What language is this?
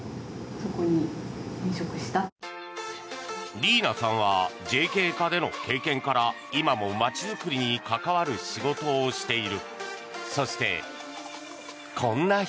Japanese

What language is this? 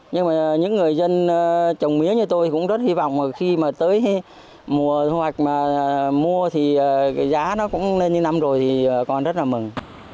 Vietnamese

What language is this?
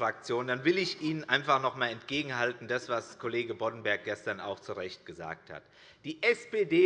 German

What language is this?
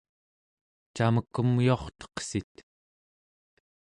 Central Yupik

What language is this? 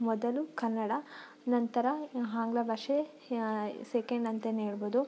Kannada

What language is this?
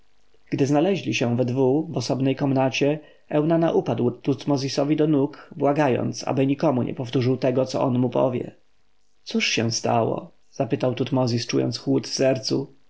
Polish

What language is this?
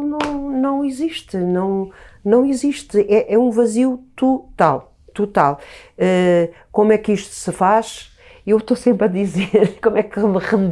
Portuguese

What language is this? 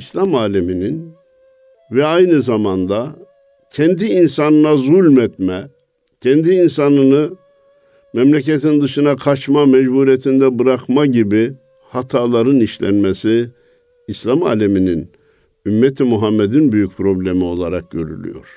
Turkish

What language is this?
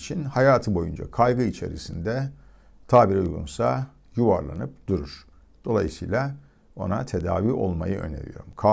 Turkish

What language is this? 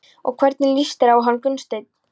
Icelandic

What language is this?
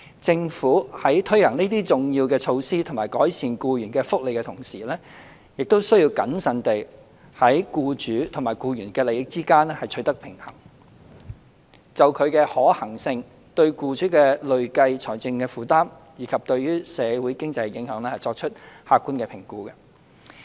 Cantonese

